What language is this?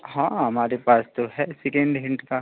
Hindi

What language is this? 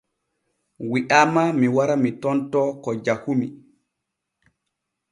Borgu Fulfulde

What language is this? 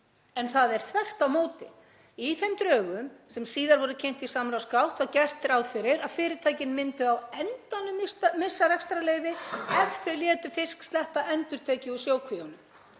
Icelandic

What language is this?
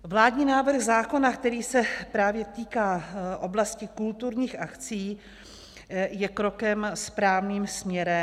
Czech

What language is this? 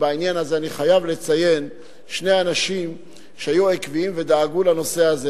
Hebrew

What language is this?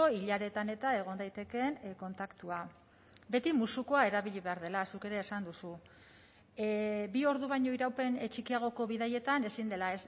Basque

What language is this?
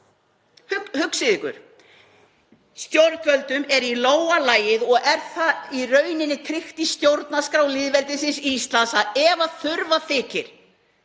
Icelandic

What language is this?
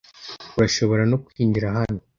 Kinyarwanda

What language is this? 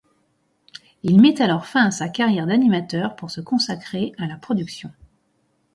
French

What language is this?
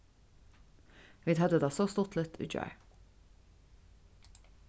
Faroese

